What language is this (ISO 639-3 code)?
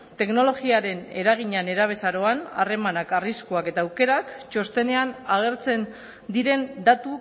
eus